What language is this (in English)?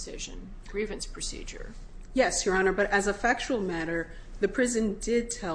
English